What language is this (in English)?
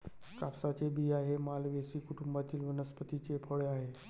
Marathi